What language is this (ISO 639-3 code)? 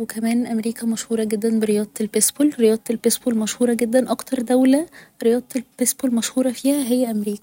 arz